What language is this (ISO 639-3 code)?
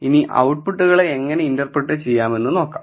mal